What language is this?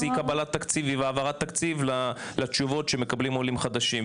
Hebrew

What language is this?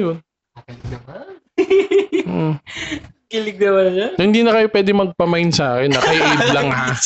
Filipino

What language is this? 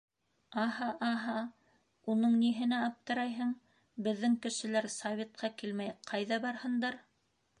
Bashkir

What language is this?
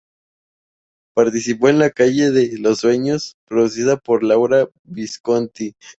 Spanish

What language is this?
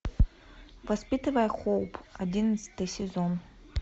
Russian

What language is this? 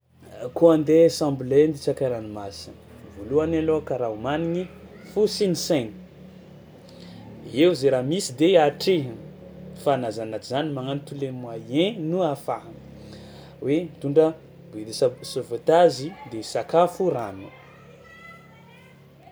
Tsimihety Malagasy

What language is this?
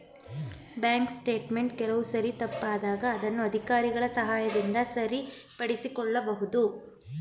Kannada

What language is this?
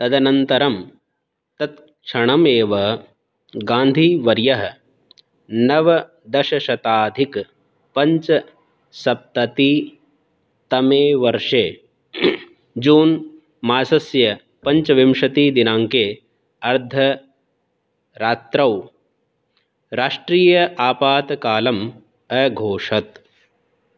Sanskrit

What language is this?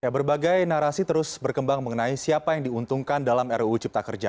Indonesian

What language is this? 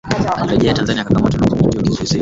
Swahili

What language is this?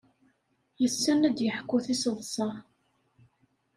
Kabyle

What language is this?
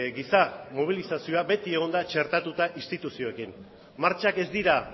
Basque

